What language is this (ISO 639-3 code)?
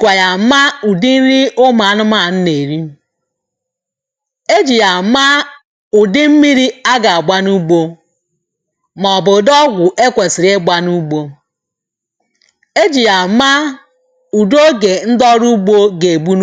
ibo